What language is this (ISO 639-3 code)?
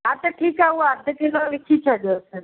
snd